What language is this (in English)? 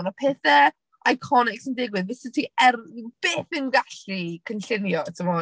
Welsh